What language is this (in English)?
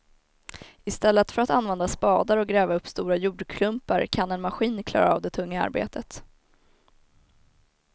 Swedish